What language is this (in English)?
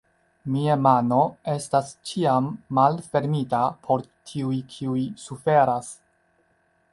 Esperanto